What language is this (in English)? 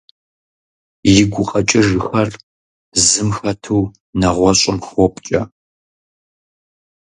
Kabardian